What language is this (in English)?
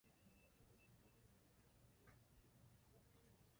Kinyarwanda